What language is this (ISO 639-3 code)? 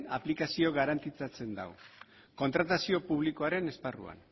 eus